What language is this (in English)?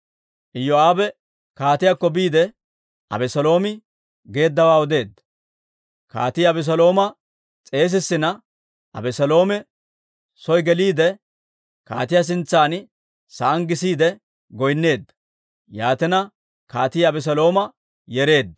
Dawro